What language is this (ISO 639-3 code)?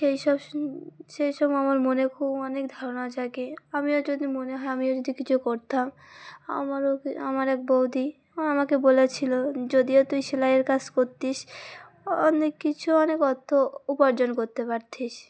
ben